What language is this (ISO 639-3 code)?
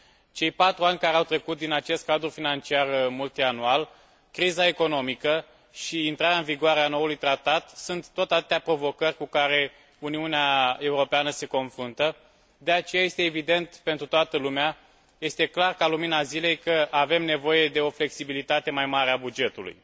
ron